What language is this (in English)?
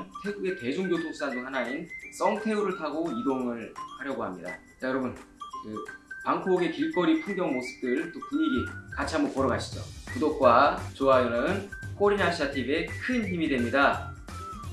Korean